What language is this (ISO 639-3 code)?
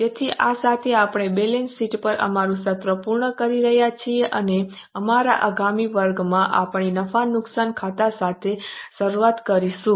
guj